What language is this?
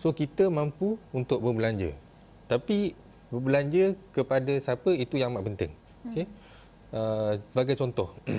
Malay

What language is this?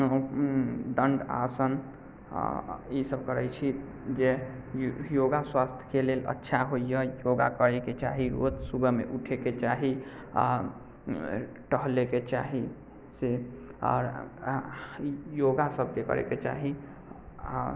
Maithili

